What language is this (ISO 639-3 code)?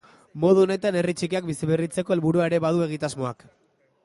eus